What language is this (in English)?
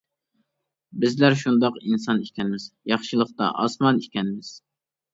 Uyghur